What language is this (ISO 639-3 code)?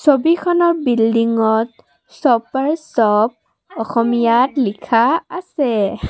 asm